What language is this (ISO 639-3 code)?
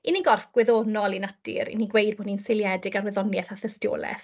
cym